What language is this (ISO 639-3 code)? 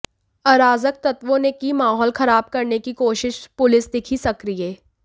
hin